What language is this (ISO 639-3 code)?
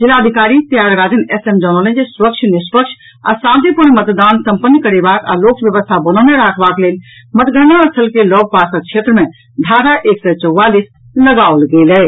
mai